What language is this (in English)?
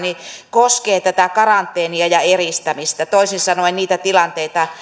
Finnish